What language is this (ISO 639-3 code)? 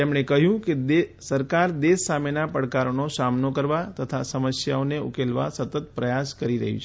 guj